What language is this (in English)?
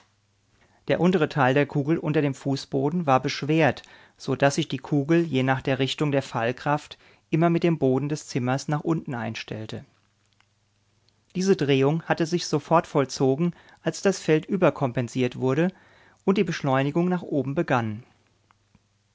German